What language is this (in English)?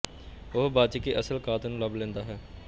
Punjabi